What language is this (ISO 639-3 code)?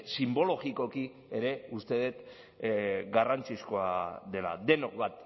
eus